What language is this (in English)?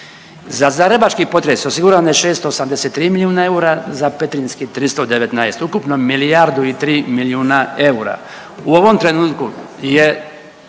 Croatian